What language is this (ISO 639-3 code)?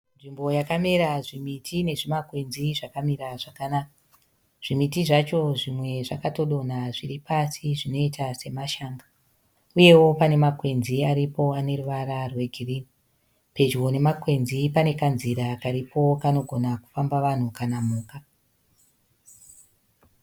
sna